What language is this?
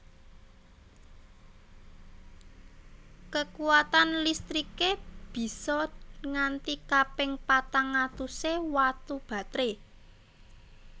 Javanese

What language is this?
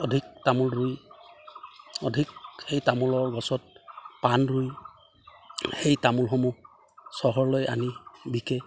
Assamese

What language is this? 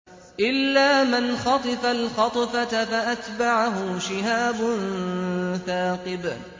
Arabic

